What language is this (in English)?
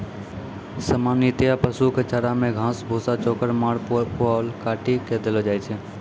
Maithili